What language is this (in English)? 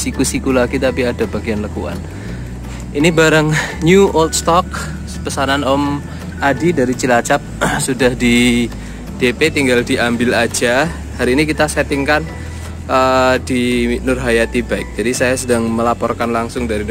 Indonesian